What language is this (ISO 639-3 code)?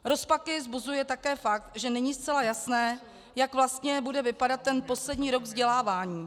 ces